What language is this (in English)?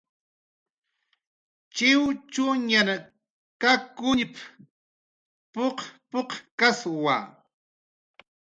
Jaqaru